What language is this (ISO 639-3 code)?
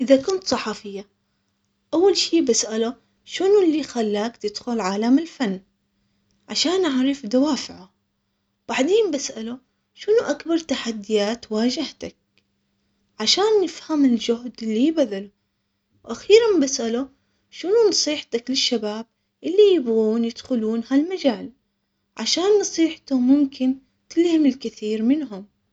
acx